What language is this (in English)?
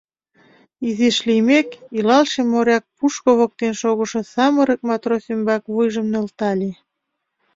Mari